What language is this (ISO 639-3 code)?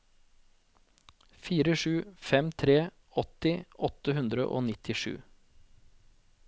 nor